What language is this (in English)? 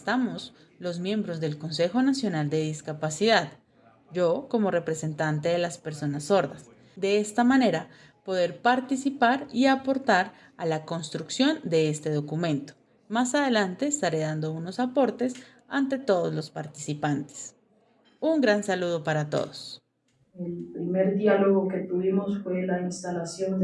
Spanish